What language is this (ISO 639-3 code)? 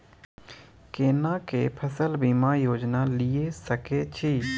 mai